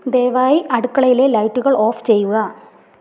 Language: Malayalam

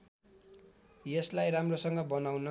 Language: Nepali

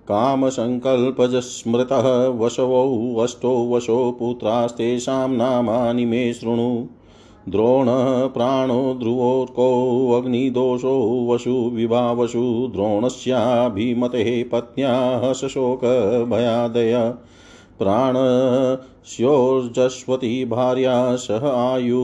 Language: Hindi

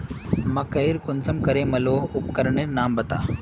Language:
Magahi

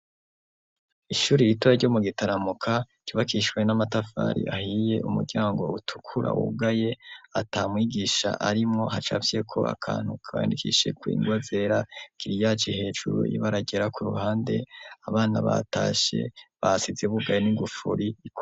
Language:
Rundi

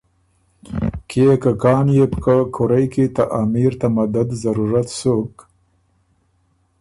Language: Ormuri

